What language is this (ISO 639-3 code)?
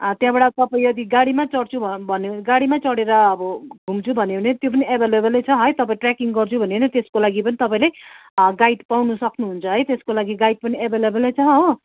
nep